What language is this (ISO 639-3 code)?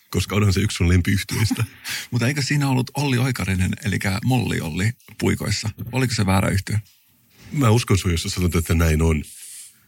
fin